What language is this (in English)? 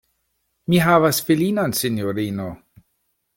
Esperanto